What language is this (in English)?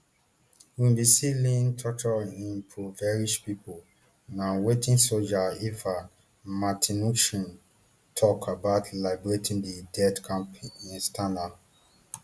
Nigerian Pidgin